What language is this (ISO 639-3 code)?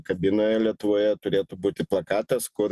lit